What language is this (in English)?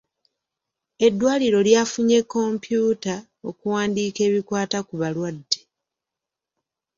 Ganda